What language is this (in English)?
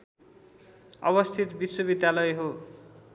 Nepali